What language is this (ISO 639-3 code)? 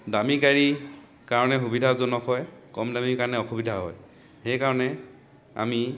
asm